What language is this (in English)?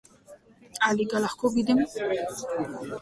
Slovenian